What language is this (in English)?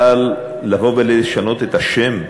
Hebrew